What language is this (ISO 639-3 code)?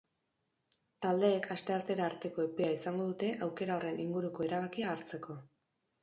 eus